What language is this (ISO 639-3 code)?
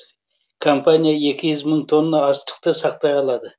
kaz